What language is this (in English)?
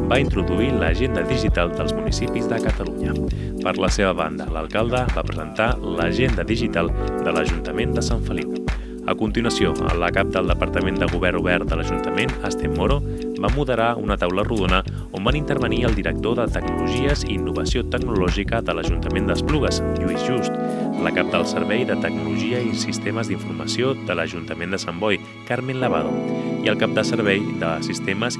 Catalan